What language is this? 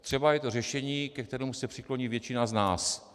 Czech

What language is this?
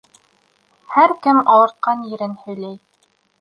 Bashkir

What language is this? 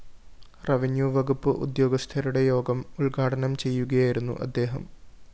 Malayalam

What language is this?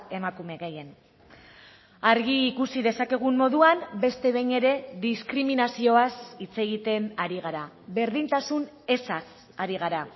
Basque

